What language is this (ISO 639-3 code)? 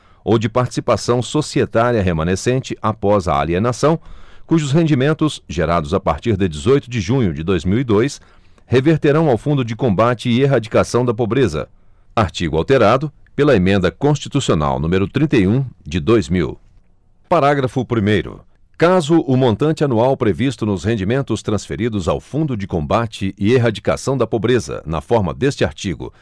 por